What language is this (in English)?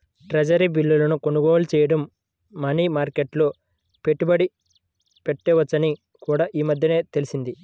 Telugu